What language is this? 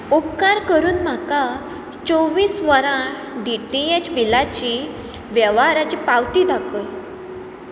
Konkani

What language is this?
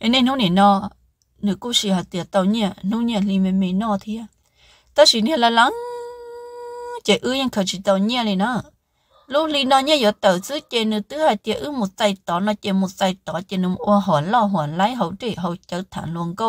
Vietnamese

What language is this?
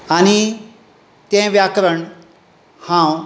Konkani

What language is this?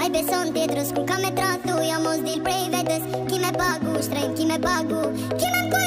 Romanian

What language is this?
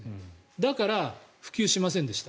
Japanese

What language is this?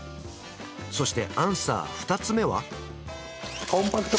Japanese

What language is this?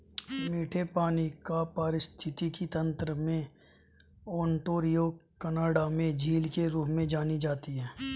Hindi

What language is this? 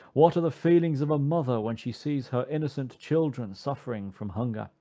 English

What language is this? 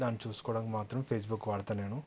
Telugu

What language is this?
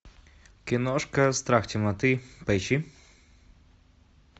Russian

